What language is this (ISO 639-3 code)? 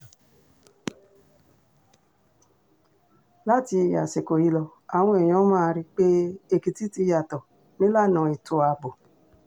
yor